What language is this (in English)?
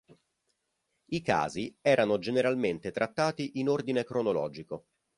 Italian